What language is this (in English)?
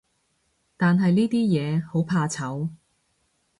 Cantonese